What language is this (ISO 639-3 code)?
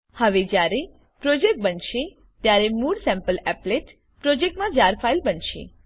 guj